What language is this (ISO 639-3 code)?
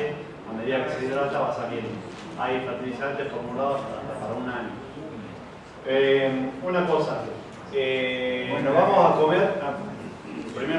spa